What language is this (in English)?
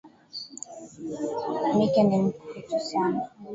Swahili